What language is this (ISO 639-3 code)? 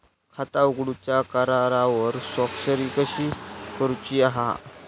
mar